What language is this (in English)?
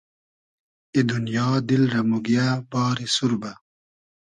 Hazaragi